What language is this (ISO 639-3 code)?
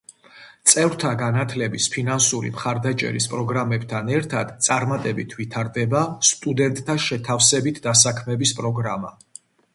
kat